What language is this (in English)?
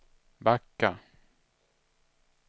Swedish